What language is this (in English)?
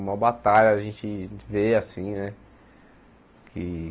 Portuguese